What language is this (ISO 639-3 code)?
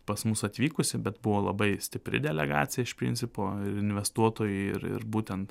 lit